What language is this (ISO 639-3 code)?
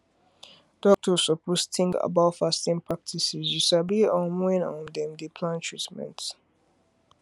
pcm